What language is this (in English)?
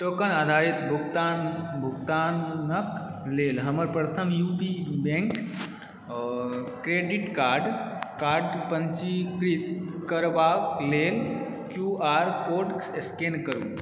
Maithili